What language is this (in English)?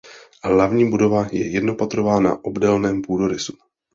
Czech